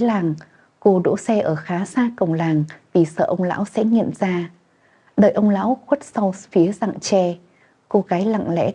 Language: Vietnamese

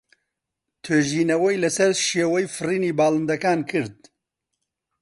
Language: Central Kurdish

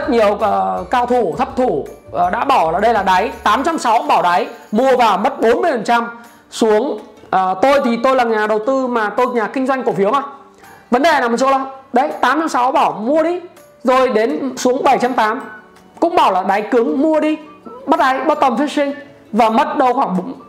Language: Vietnamese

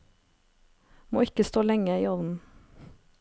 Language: Norwegian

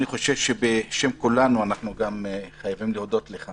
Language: Hebrew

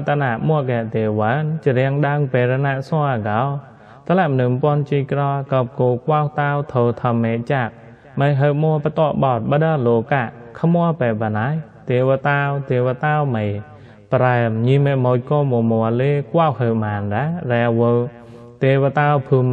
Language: Thai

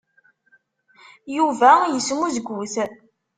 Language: Kabyle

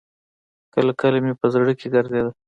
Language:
Pashto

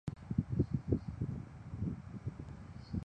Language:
Chinese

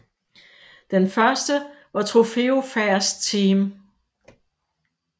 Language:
Danish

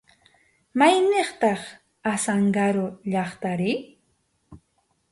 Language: Arequipa-La Unión Quechua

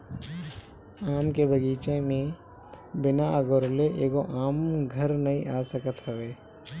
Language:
Bhojpuri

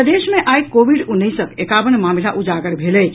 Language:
Maithili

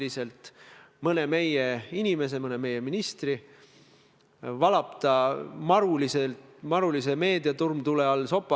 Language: Estonian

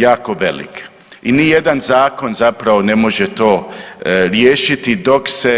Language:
Croatian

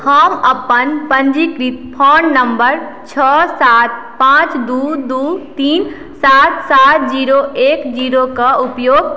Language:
Maithili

